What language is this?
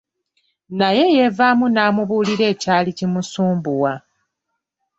Ganda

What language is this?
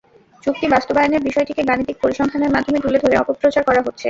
Bangla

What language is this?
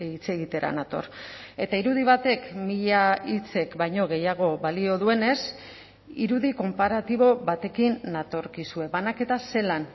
Basque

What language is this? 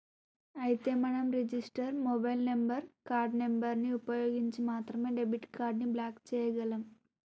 Telugu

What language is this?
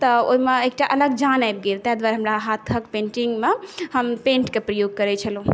Maithili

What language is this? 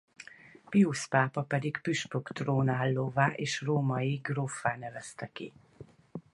Hungarian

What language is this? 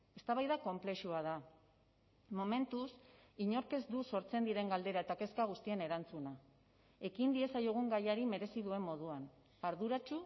Basque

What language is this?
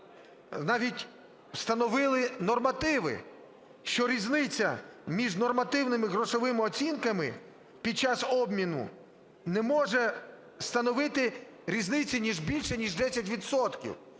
Ukrainian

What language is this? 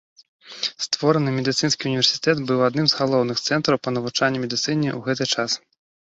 Belarusian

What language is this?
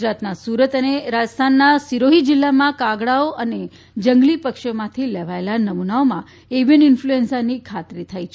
Gujarati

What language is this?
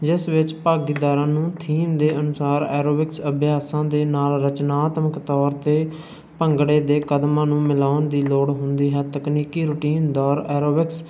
Punjabi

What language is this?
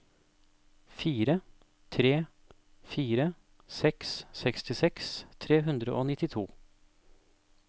Norwegian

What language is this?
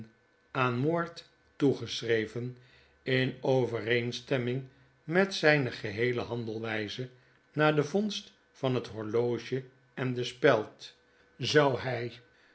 Dutch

